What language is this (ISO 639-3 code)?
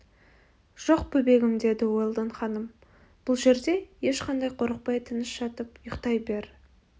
kaz